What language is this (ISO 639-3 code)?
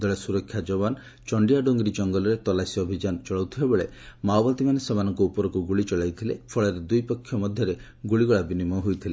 ori